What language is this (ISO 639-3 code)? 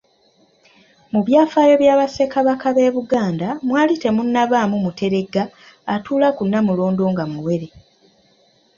lug